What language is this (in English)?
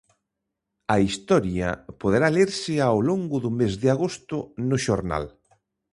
Galician